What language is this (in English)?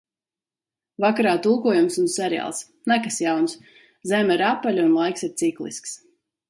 Latvian